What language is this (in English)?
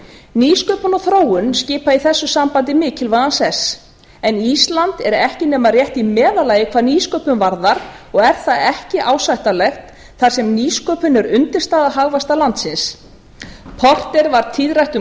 Icelandic